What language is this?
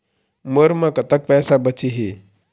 Chhattisgarhi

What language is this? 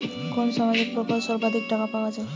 Bangla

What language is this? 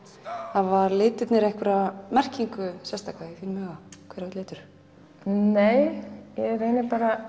Icelandic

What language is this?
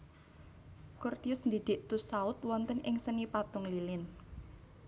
Javanese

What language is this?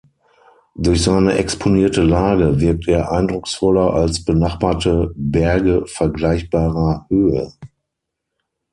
German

